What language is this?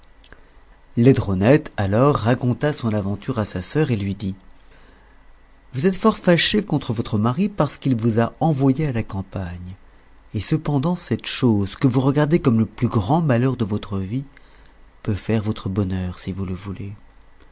French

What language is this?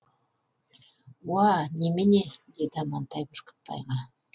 Kazakh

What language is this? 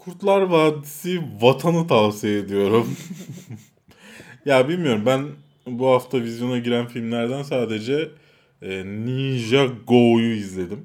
Turkish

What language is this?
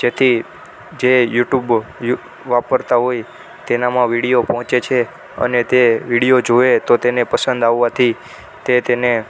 Gujarati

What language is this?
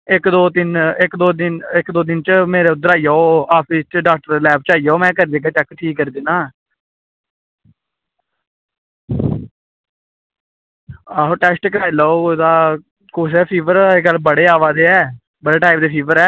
Dogri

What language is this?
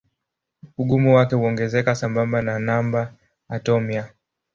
Swahili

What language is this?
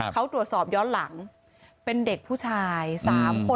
Thai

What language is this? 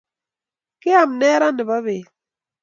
Kalenjin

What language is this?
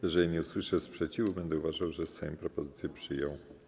Polish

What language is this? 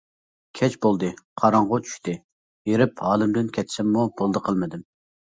Uyghur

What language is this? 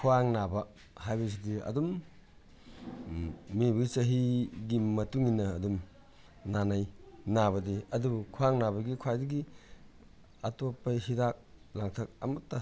Manipuri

